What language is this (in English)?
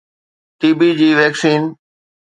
Sindhi